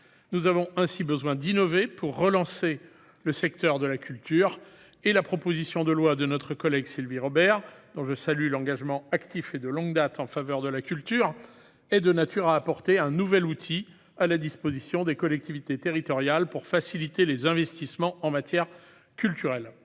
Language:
French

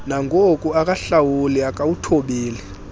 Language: Xhosa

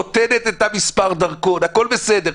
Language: Hebrew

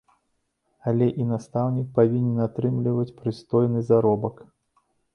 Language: Belarusian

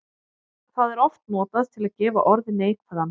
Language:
Icelandic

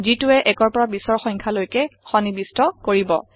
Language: Assamese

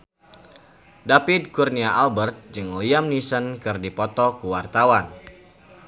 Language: Sundanese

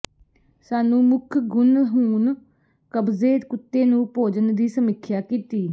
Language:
Punjabi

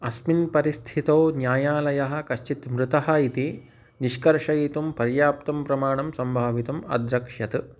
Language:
Sanskrit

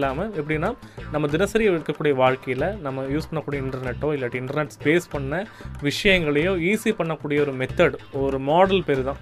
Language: Tamil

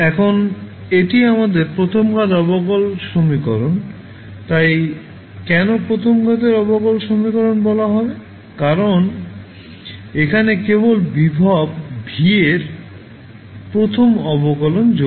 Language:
Bangla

